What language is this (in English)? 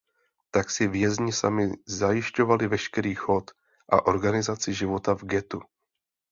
Czech